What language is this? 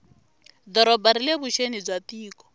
Tsonga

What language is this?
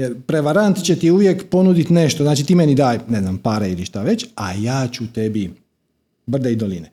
Croatian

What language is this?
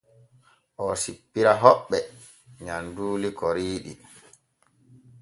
Borgu Fulfulde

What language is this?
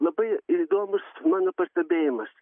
Lithuanian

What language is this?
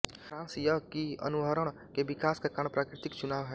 Hindi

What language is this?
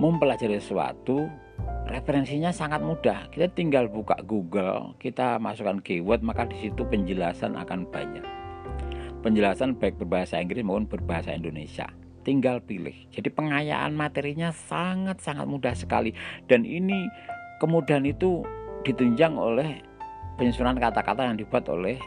Indonesian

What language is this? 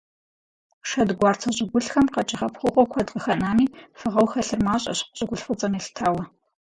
Kabardian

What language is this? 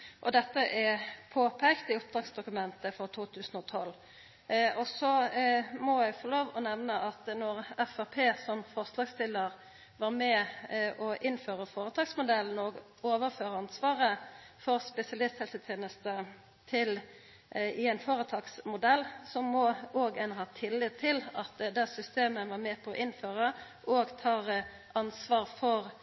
Norwegian Nynorsk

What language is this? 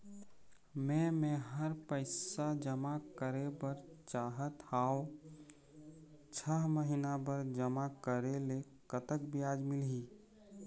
Chhattisgarhi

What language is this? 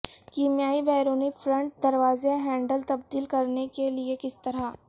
Urdu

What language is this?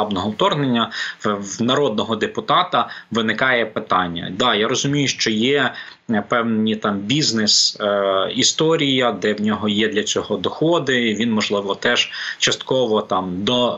Ukrainian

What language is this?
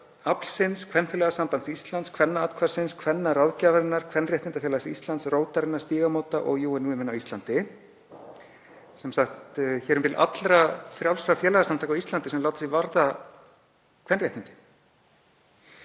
Icelandic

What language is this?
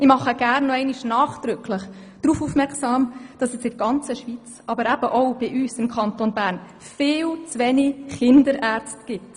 Swiss German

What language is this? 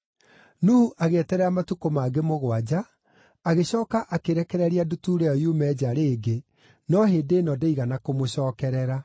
Kikuyu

